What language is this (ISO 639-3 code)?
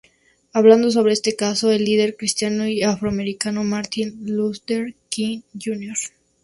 spa